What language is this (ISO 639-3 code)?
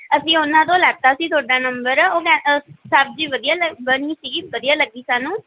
pan